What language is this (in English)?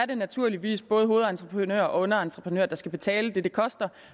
Danish